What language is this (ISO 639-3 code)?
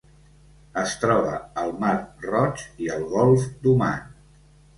cat